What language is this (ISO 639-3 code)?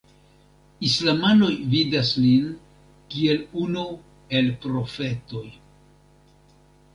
epo